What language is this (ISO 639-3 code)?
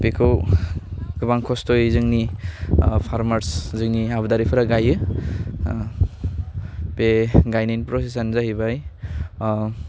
brx